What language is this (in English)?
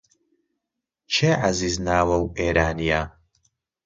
Central Kurdish